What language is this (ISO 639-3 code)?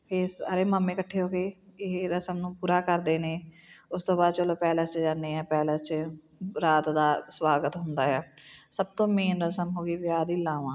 pan